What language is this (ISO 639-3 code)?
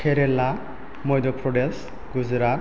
brx